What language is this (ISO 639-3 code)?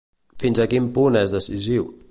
cat